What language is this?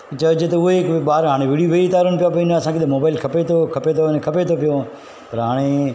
Sindhi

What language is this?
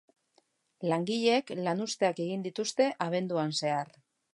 Basque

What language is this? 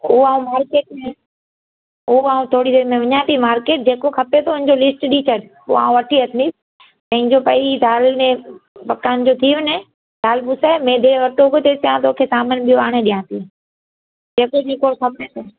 Sindhi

